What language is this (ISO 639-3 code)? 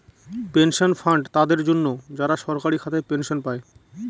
ben